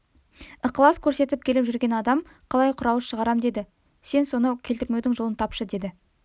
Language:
Kazakh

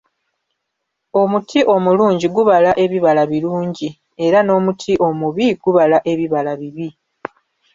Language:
Ganda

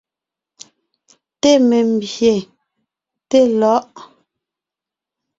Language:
Ngiemboon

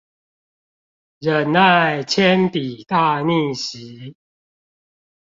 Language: Chinese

